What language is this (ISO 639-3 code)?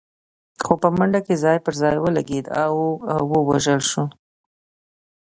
pus